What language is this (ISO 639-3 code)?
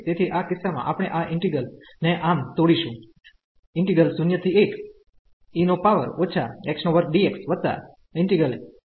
guj